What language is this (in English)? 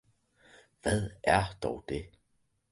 Danish